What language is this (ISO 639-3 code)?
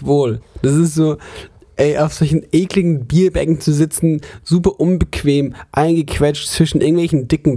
deu